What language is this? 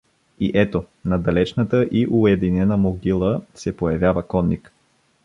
Bulgarian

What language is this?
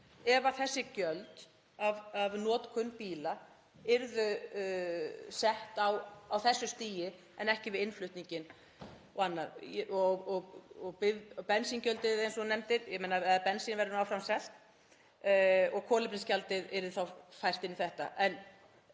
Icelandic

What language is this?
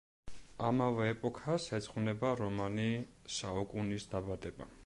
Georgian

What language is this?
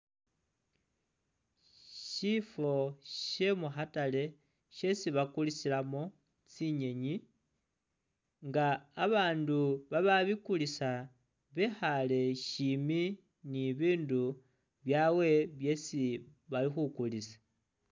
Masaaba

